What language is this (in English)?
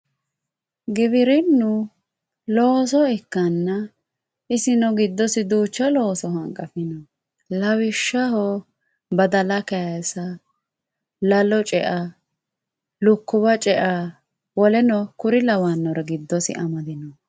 Sidamo